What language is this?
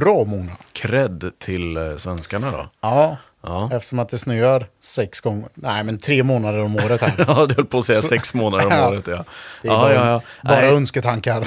Swedish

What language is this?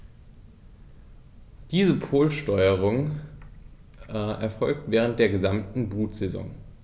German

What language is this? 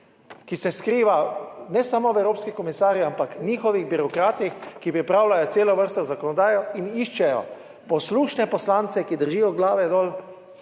Slovenian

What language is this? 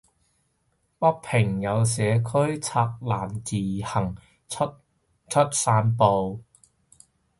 Cantonese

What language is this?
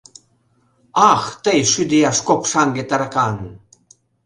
Mari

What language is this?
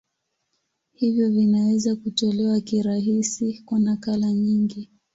Swahili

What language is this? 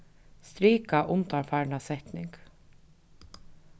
Faroese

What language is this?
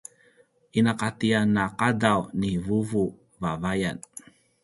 Paiwan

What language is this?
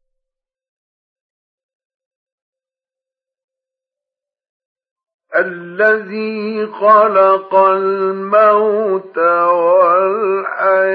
Arabic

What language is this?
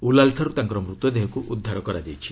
Odia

